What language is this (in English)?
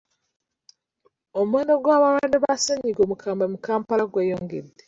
Ganda